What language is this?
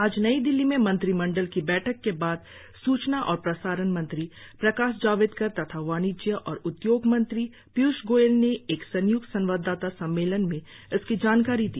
Hindi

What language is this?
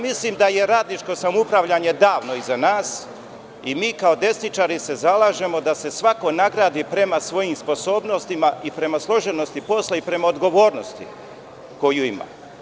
Serbian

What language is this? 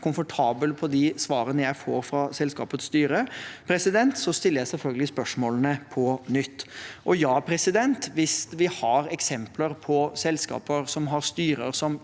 Norwegian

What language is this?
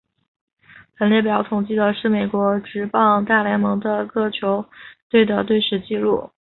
Chinese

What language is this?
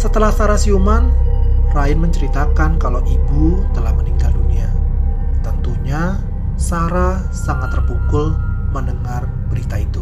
Indonesian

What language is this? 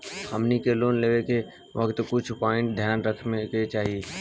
Bhojpuri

